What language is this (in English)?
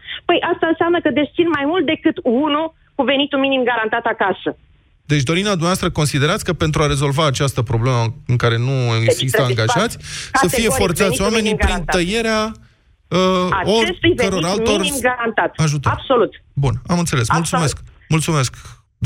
Romanian